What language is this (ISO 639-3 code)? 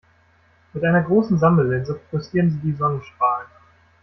deu